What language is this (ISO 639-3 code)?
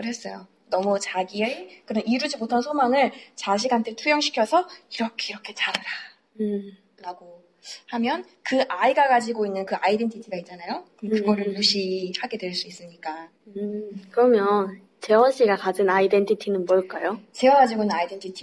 kor